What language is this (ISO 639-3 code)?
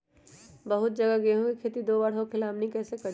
mag